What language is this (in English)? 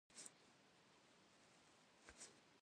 Kabardian